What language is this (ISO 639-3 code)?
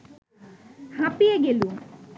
ben